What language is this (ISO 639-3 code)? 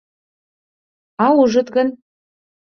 chm